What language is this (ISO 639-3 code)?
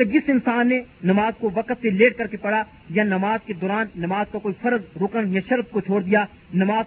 urd